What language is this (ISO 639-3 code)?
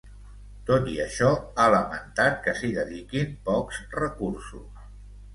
cat